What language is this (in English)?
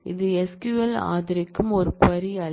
Tamil